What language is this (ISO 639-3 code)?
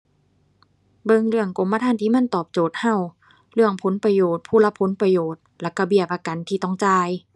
tha